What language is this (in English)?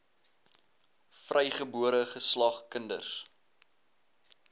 Afrikaans